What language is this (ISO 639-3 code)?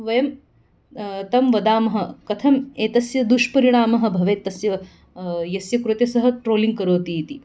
san